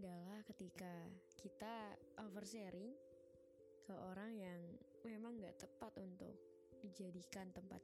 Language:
Indonesian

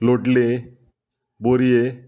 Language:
Konkani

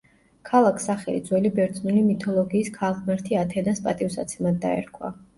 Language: Georgian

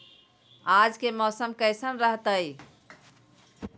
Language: Magahi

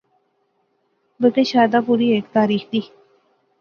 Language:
Pahari-Potwari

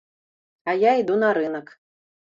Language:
Belarusian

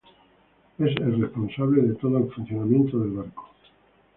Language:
Spanish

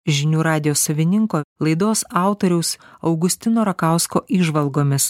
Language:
Lithuanian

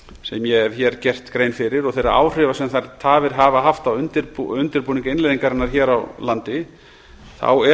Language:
Icelandic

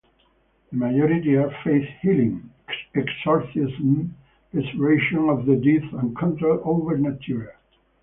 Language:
English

